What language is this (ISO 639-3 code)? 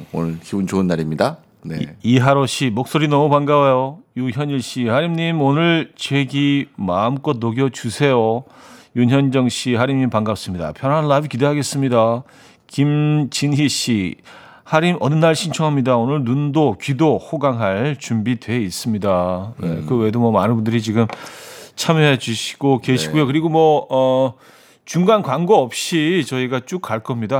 kor